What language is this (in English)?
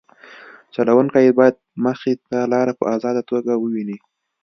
Pashto